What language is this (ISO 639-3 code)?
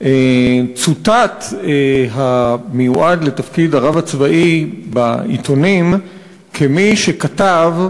heb